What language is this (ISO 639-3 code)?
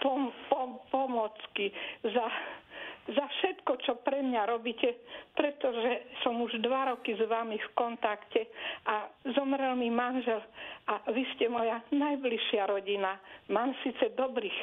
slk